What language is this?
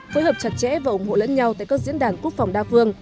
Vietnamese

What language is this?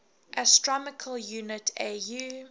English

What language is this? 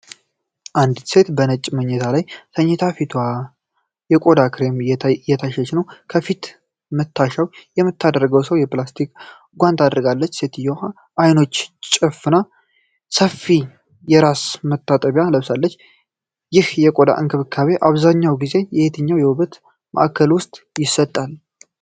Amharic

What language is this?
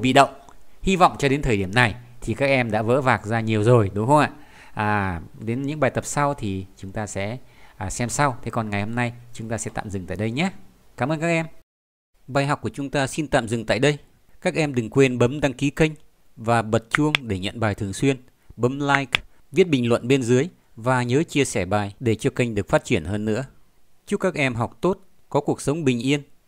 Vietnamese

